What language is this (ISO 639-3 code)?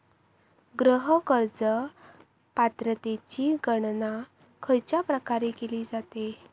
mar